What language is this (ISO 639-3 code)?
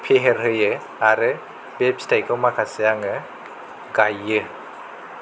brx